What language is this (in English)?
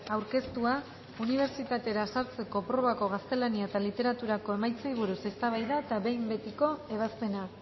Basque